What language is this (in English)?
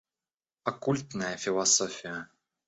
Russian